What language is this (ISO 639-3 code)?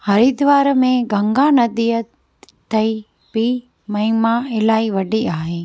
snd